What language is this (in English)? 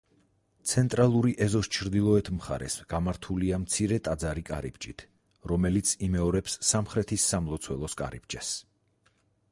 Georgian